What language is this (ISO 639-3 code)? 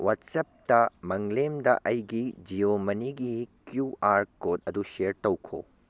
mni